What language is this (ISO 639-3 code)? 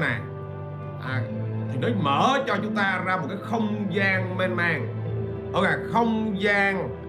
vie